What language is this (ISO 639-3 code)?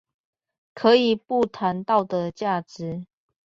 zho